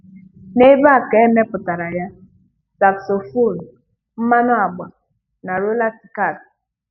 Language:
Igbo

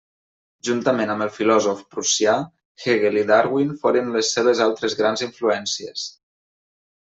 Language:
Catalan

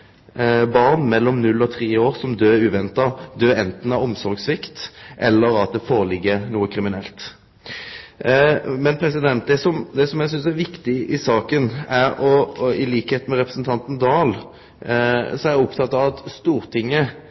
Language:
Norwegian Nynorsk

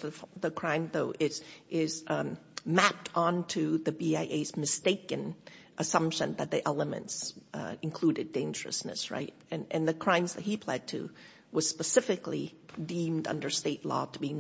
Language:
English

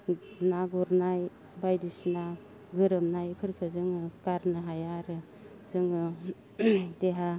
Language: Bodo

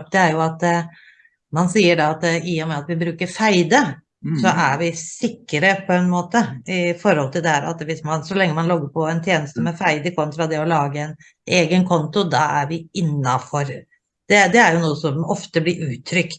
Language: Norwegian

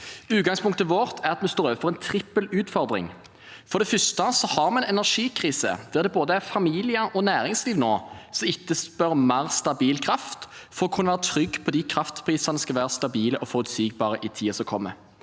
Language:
Norwegian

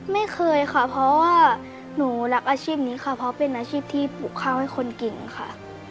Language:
Thai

